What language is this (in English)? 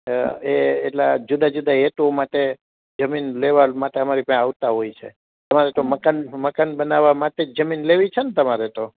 Gujarati